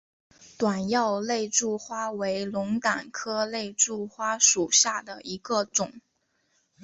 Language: Chinese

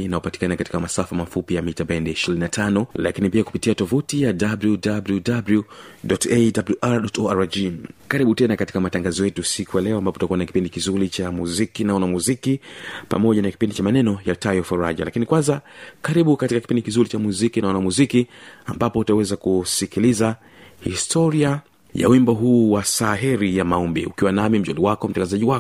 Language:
Swahili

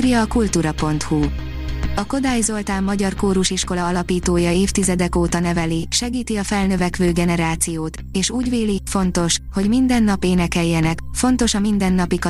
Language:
Hungarian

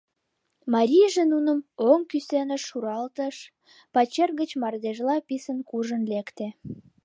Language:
Mari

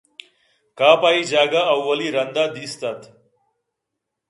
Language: Eastern Balochi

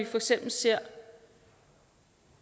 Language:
Danish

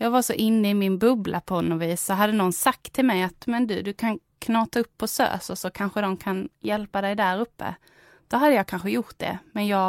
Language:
Swedish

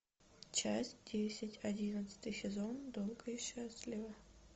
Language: Russian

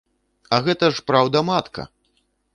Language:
Belarusian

